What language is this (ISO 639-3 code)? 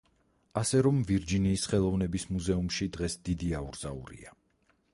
kat